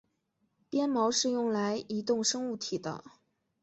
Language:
Chinese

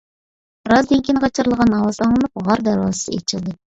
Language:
Uyghur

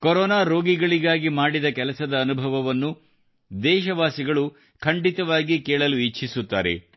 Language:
Kannada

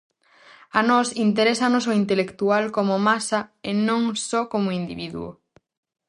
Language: Galician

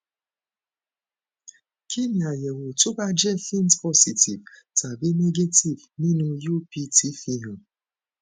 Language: Yoruba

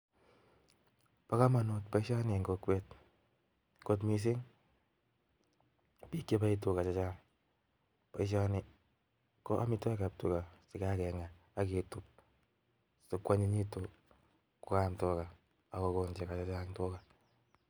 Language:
Kalenjin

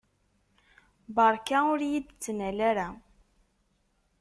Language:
Kabyle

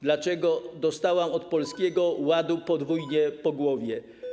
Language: Polish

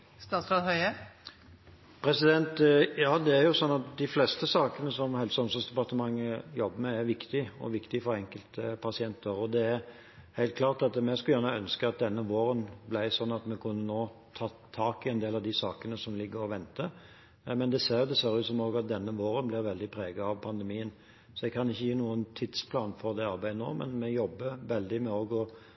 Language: Norwegian Bokmål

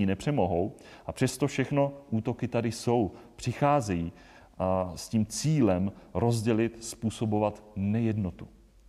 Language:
Czech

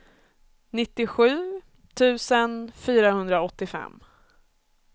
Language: Swedish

